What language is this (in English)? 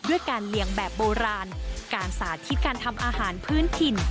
Thai